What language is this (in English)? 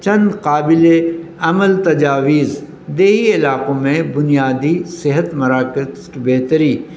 Urdu